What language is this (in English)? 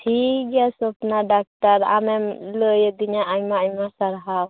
Santali